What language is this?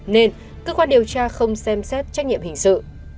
Vietnamese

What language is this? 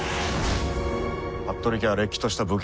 Japanese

